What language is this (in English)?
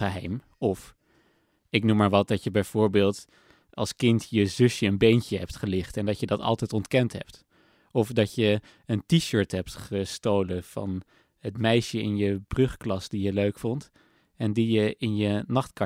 Dutch